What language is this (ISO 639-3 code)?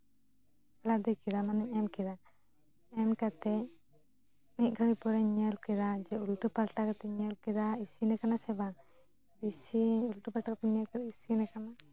sat